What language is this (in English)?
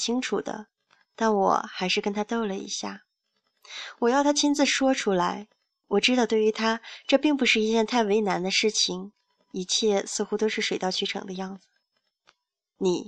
Chinese